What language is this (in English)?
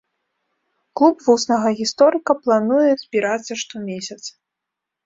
Belarusian